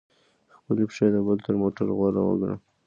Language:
Pashto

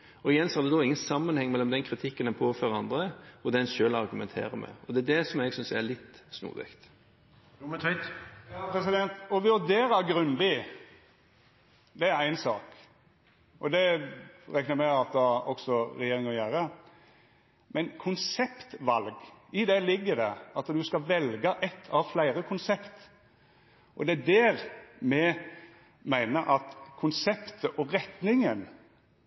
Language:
Norwegian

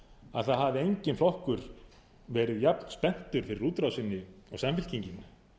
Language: Icelandic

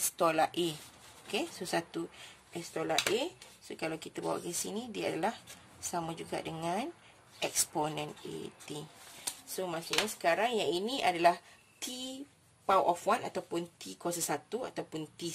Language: Malay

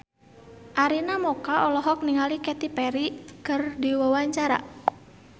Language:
Sundanese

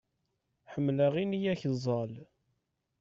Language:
Kabyle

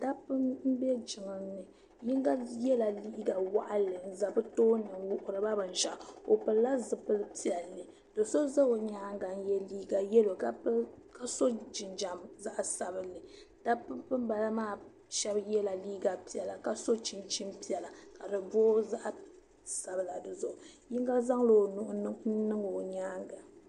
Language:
Dagbani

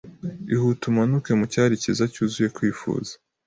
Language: Kinyarwanda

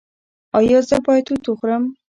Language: Pashto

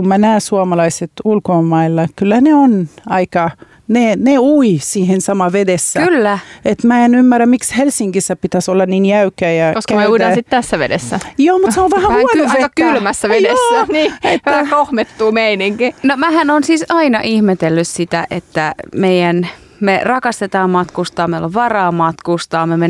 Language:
Finnish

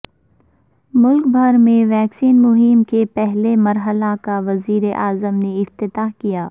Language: Urdu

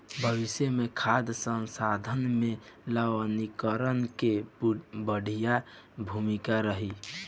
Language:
Bhojpuri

